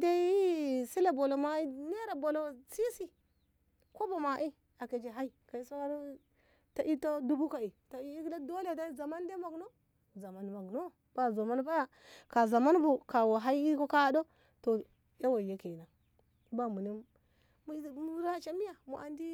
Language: Ngamo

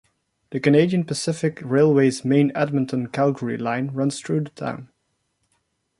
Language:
English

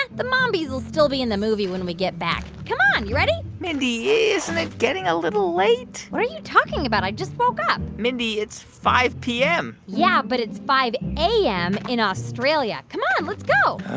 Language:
English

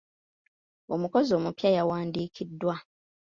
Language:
Ganda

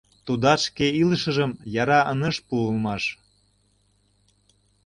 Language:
Mari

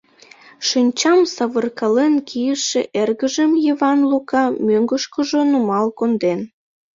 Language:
Mari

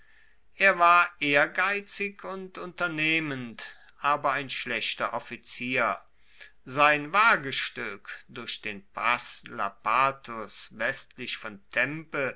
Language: German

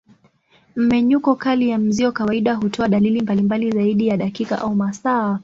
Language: Swahili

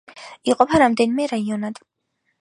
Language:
Georgian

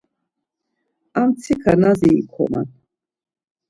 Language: Laz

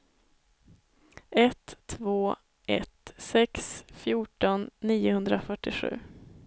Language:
Swedish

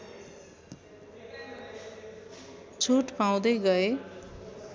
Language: Nepali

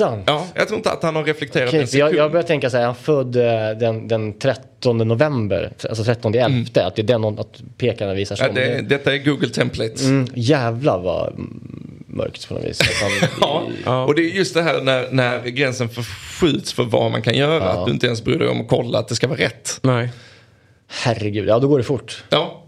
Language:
Swedish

